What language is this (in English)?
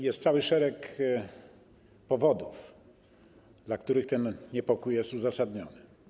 Polish